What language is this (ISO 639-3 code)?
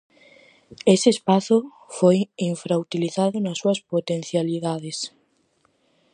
glg